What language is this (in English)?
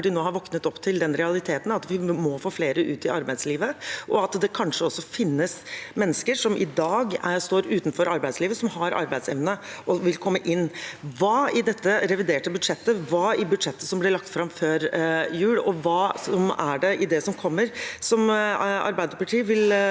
Norwegian